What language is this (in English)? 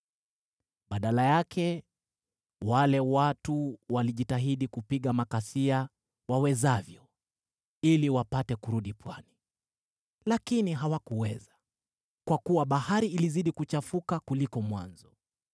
Swahili